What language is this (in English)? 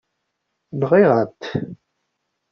Kabyle